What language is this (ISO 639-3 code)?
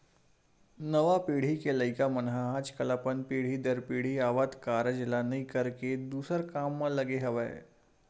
hne